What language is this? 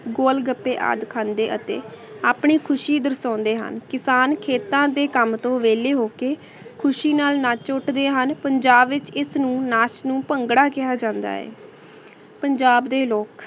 Punjabi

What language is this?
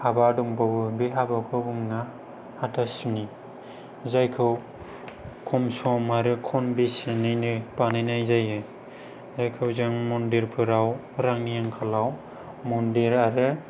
Bodo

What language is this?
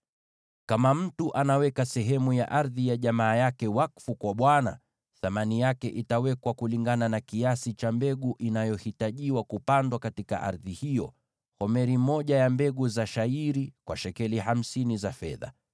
Swahili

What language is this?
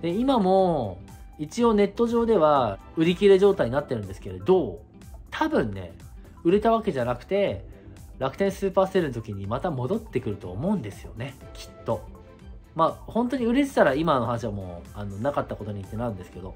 Japanese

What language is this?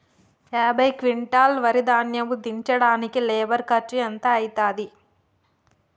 Telugu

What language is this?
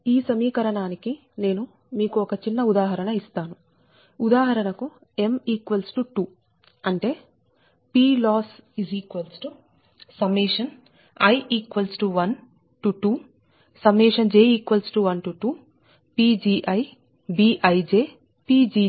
Telugu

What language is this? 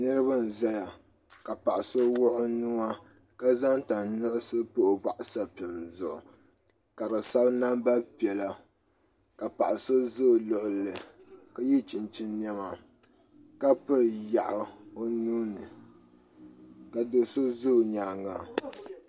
Dagbani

